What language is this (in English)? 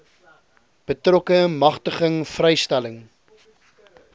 Afrikaans